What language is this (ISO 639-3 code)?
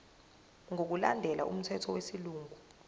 zul